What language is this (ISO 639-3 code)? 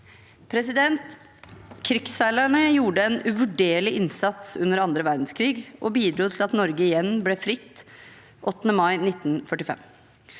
nor